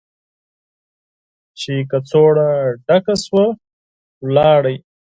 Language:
Pashto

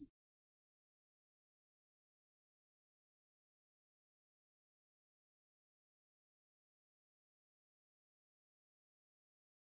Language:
Gujarati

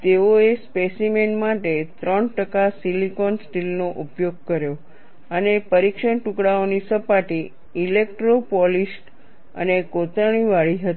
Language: Gujarati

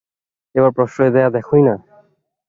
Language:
Bangla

